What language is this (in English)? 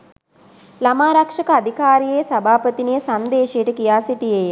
Sinhala